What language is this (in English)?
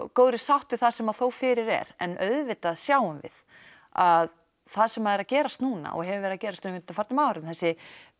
Icelandic